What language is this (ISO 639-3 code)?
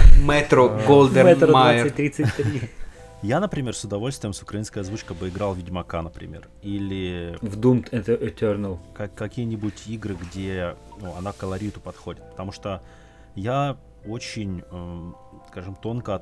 rus